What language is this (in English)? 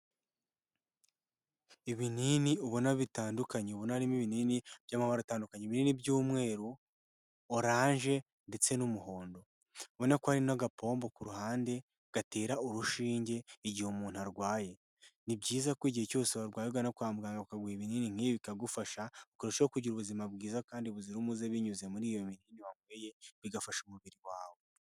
Kinyarwanda